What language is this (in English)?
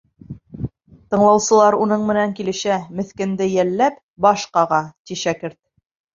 Bashkir